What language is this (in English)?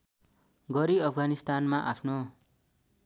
Nepali